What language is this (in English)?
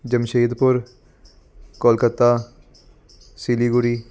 Punjabi